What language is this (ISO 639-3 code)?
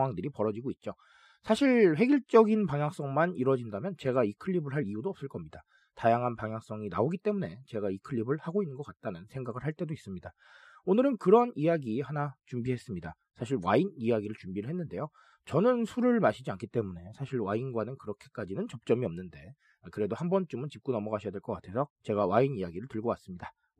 kor